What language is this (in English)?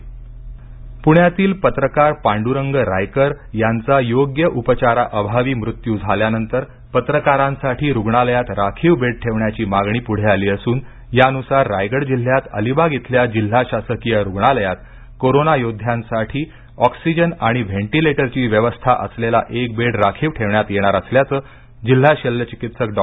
Marathi